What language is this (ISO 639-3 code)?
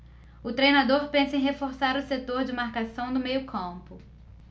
por